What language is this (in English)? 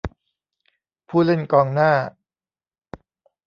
Thai